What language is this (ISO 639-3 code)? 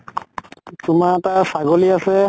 asm